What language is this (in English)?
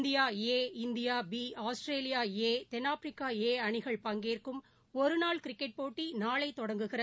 Tamil